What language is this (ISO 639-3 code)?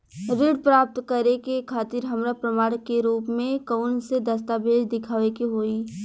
bho